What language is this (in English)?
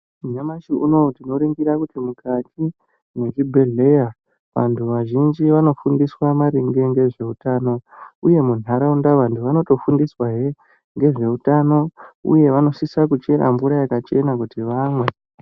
Ndau